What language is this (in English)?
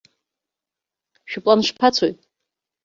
Abkhazian